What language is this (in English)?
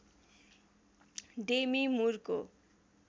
Nepali